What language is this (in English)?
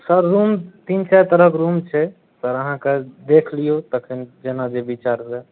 Maithili